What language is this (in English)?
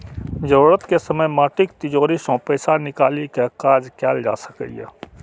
Maithili